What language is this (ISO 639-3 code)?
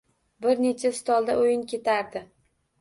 uzb